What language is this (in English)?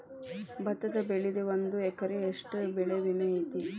Kannada